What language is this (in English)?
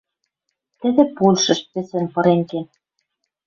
Western Mari